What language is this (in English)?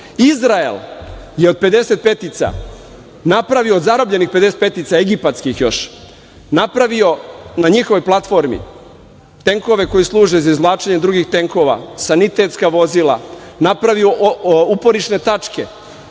Serbian